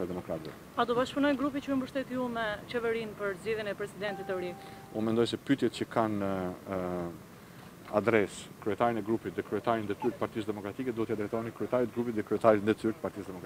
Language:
Romanian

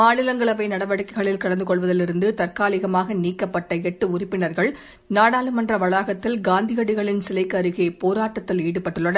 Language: Tamil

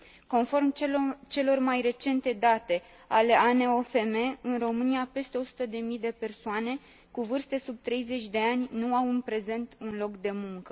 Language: Romanian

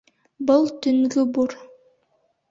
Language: Bashkir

